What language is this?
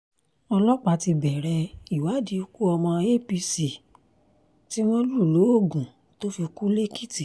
Yoruba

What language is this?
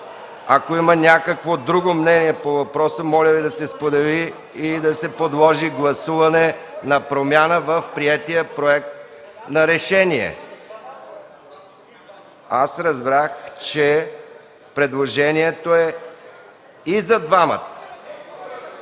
Bulgarian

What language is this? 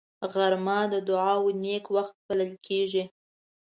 Pashto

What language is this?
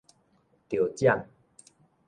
Min Nan Chinese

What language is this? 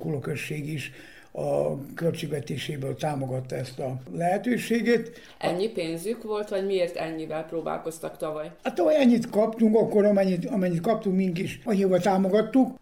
Hungarian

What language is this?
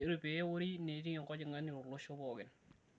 Masai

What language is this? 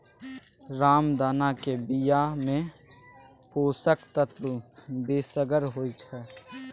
Maithili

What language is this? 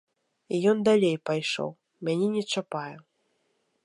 Belarusian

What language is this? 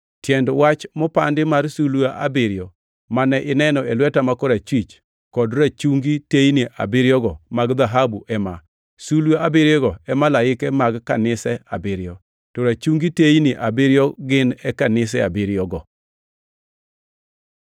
Luo (Kenya and Tanzania)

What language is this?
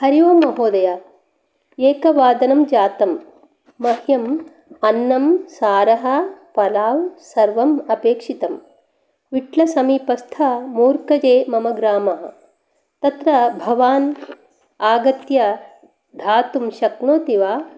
Sanskrit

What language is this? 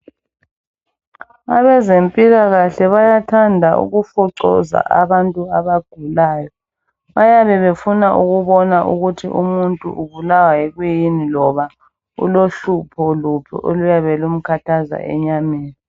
North Ndebele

